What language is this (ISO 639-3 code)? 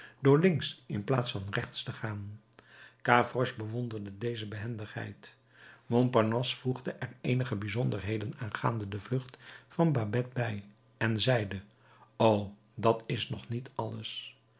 nld